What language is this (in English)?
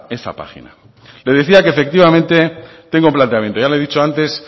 Spanish